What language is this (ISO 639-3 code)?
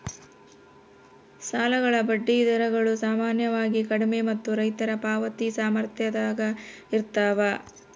kan